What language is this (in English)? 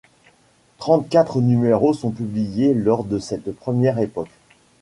French